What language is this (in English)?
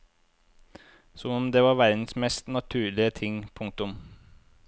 Norwegian